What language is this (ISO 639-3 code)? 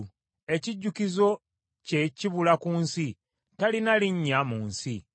lug